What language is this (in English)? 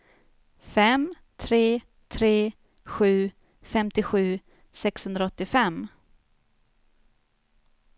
Swedish